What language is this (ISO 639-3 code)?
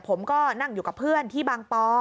tha